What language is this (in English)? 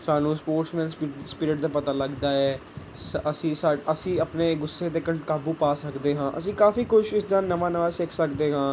Punjabi